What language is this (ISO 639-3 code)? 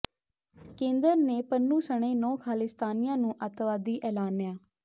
pan